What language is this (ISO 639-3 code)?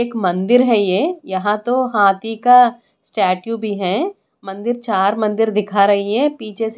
hin